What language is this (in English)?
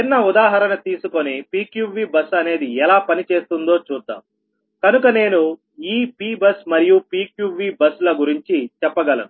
Telugu